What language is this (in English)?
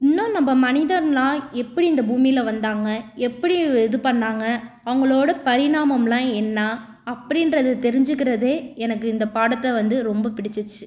Tamil